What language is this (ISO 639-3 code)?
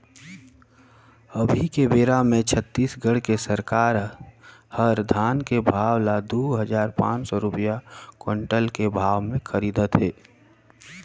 hne